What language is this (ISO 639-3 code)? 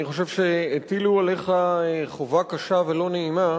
heb